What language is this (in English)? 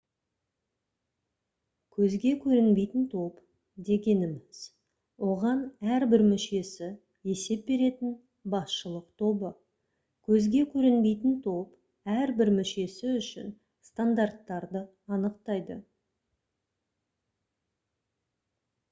Kazakh